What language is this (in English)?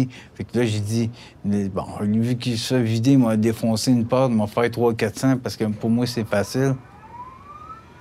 French